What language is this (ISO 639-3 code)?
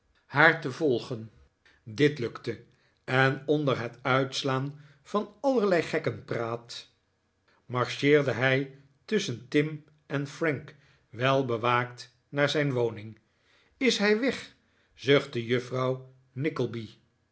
nld